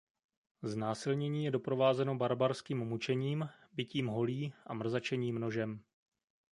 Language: Czech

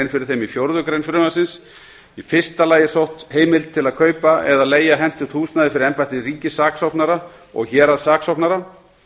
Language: Icelandic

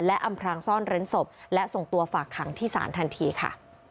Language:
Thai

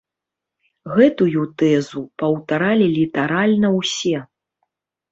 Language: Belarusian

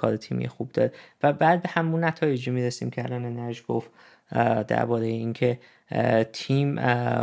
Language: Persian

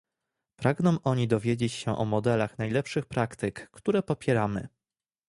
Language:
Polish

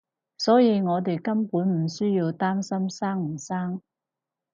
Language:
Cantonese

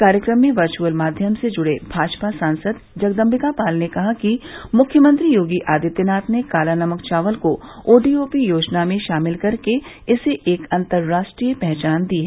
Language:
Hindi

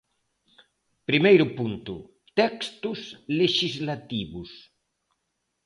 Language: Galician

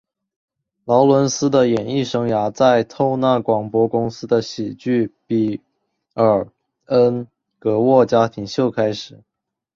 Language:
Chinese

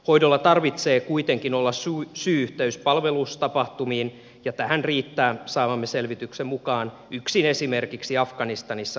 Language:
Finnish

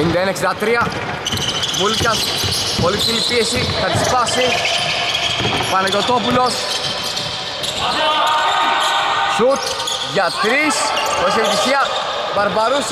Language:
Greek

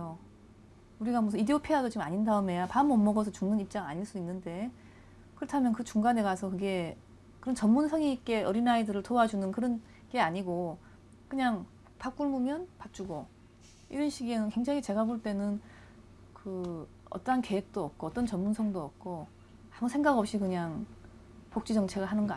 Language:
Korean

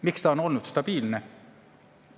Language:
Estonian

